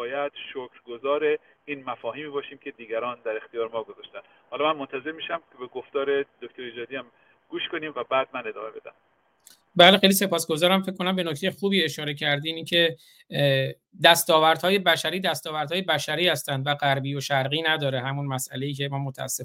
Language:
Persian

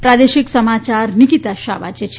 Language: Gujarati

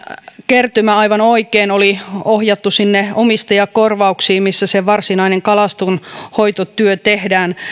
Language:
Finnish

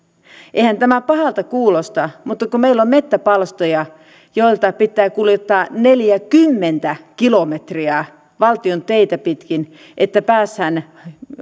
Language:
Finnish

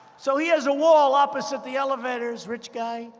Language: English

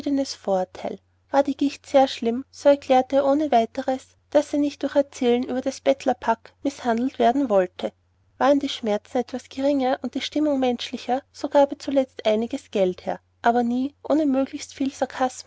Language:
German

